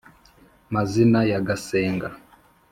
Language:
Kinyarwanda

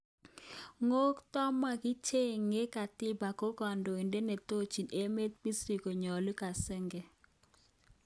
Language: Kalenjin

